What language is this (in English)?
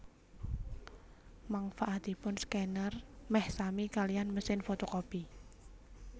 Javanese